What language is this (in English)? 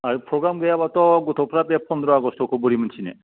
Bodo